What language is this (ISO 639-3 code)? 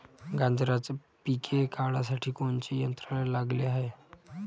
mar